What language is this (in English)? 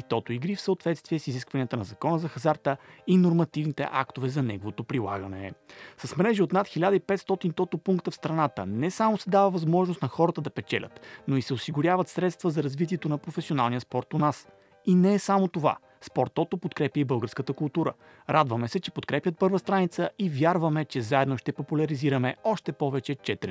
Bulgarian